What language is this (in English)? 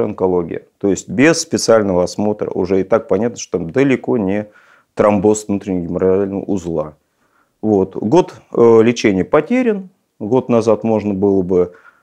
Russian